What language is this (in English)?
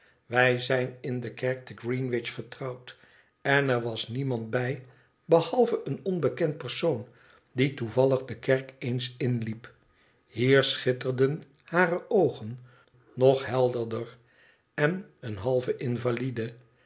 Dutch